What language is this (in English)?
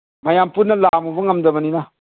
Manipuri